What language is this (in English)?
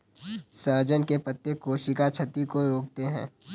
Hindi